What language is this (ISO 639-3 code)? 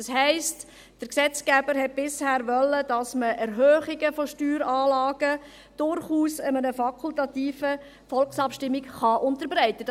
gsw